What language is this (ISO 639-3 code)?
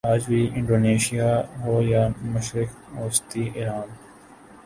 urd